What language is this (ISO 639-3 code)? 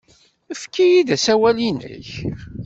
kab